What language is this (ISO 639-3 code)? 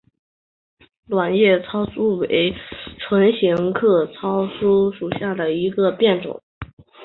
zho